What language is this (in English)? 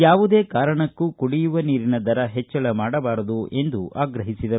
Kannada